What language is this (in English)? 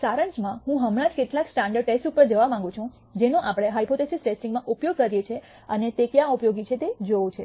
Gujarati